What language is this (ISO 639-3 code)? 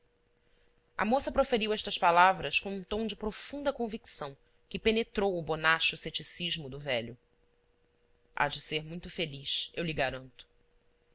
por